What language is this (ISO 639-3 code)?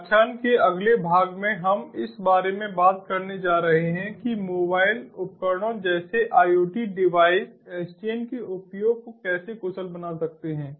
hin